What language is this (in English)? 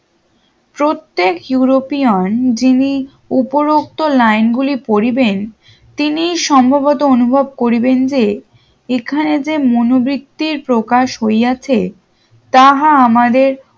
Bangla